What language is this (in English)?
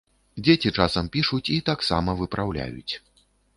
Belarusian